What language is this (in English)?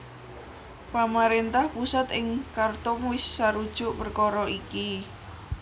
Javanese